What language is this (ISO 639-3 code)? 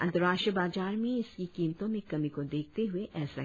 hin